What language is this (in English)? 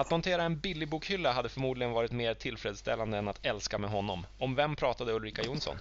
Swedish